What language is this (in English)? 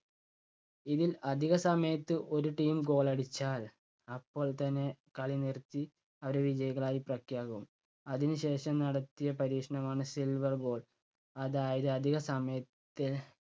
Malayalam